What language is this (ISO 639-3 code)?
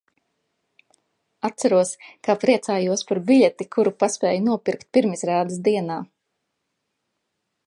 lav